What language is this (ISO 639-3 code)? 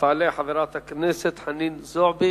heb